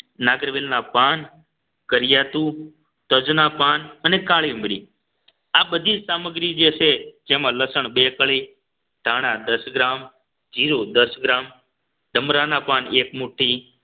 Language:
Gujarati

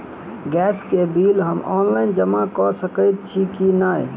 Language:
Maithili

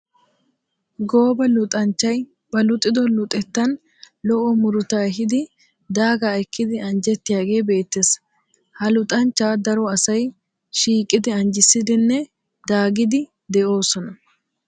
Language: Wolaytta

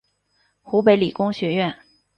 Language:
Chinese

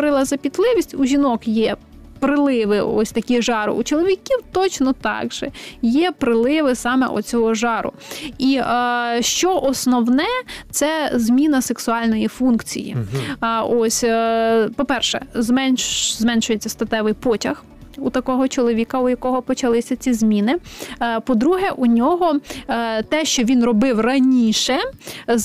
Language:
Ukrainian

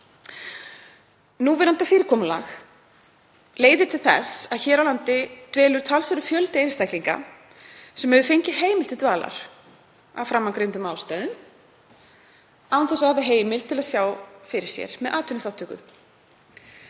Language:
Icelandic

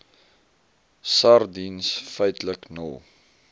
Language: Afrikaans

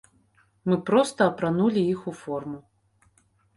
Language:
Belarusian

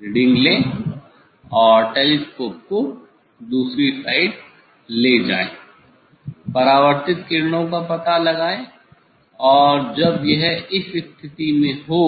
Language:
Hindi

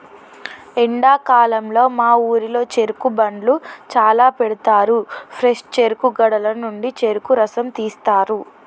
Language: Telugu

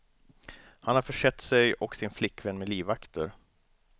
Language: Swedish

